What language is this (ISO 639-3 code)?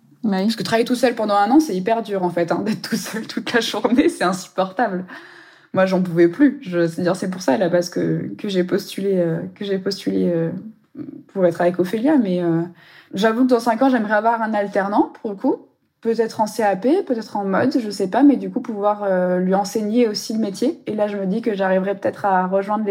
fra